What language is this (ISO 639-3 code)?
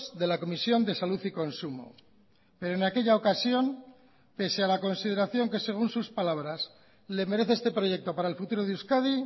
spa